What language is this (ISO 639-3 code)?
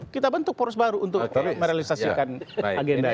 ind